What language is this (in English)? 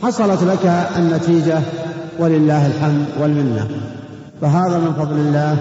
Arabic